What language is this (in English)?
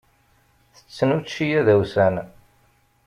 Kabyle